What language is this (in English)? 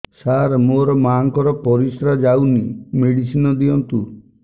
Odia